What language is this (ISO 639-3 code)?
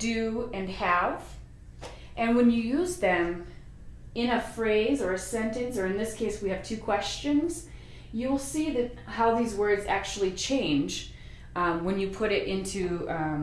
eng